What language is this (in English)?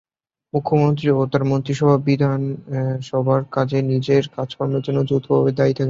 Bangla